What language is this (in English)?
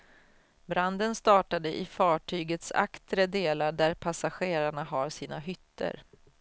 Swedish